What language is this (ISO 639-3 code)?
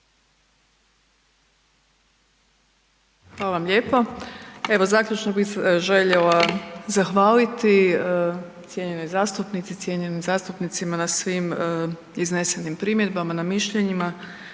hrv